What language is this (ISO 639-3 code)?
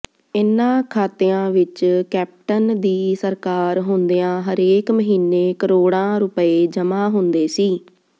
pan